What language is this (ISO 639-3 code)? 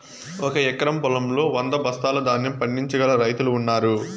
tel